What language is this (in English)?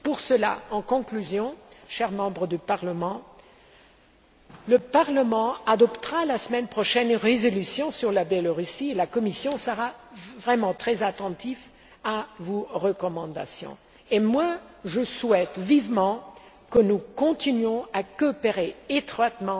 French